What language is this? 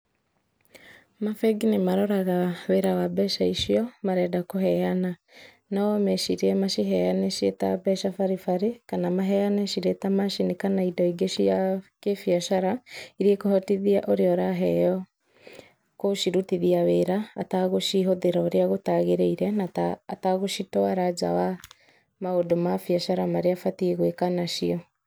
Kikuyu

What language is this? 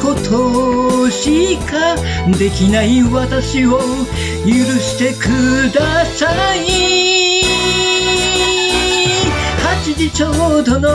Japanese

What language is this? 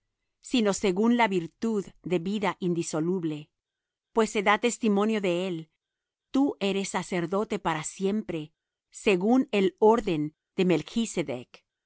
Spanish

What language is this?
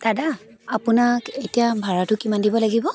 Assamese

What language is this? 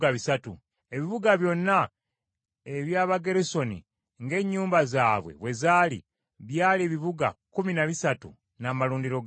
Ganda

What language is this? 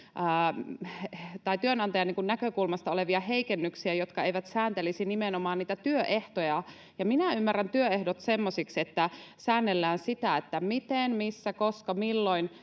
Finnish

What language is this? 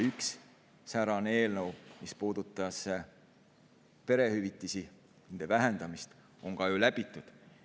Estonian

